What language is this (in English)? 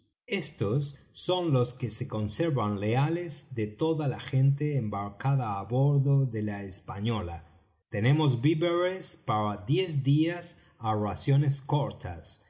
Spanish